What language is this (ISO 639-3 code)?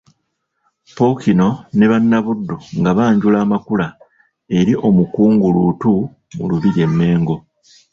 lug